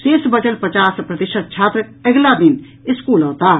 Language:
Maithili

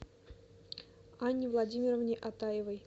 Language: Russian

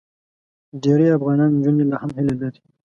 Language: Pashto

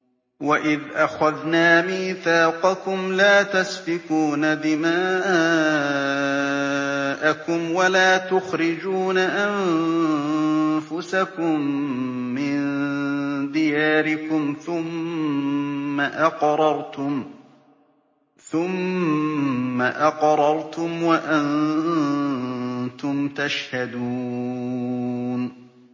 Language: Arabic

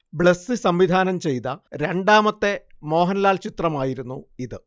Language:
Malayalam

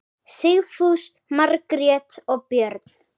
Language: Icelandic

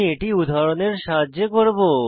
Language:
Bangla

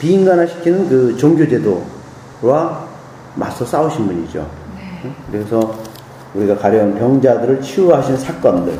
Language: Korean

